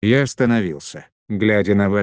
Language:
Russian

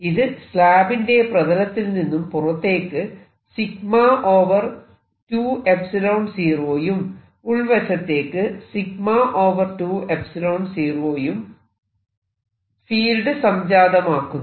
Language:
Malayalam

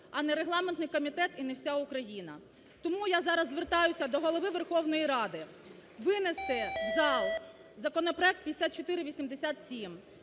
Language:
Ukrainian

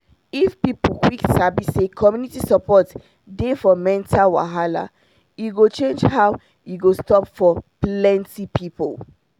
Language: Nigerian Pidgin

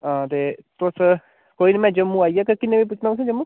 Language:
Dogri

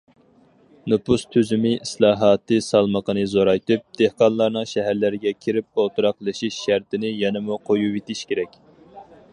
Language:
Uyghur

